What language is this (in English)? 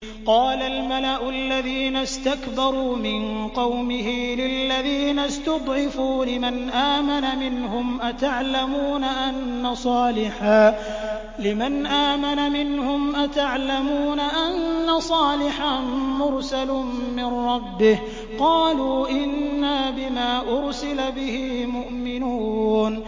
Arabic